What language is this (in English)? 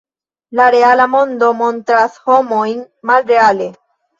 Esperanto